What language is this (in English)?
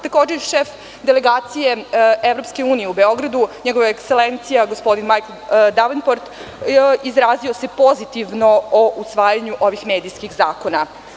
Serbian